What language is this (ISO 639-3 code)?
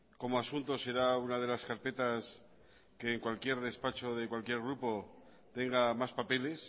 spa